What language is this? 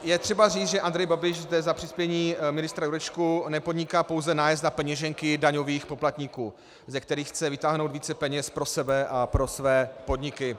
Czech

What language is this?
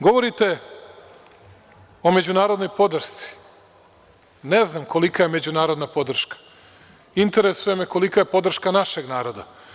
Serbian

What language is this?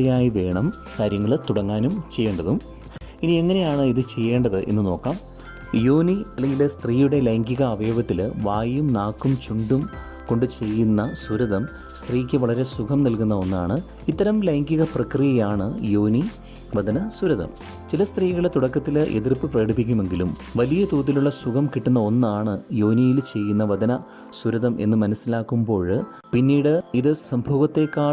Malayalam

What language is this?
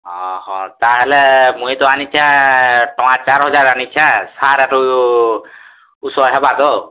Odia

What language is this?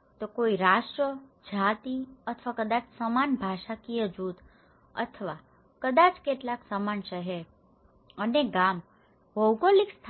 Gujarati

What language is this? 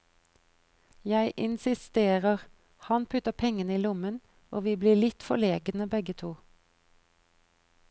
Norwegian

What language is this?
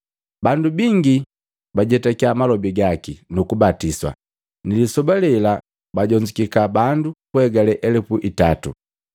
Matengo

